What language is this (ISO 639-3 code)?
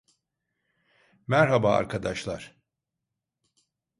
tur